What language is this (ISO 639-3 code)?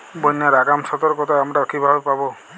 ben